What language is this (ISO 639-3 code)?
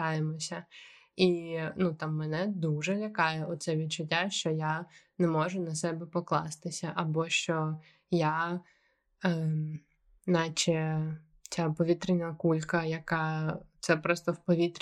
ukr